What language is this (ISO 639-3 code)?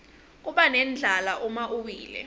ssw